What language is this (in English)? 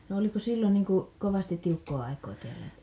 Finnish